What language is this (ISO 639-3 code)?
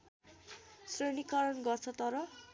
nep